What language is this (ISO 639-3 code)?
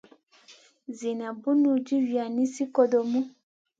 mcn